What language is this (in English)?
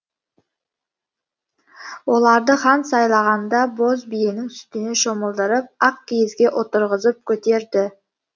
Kazakh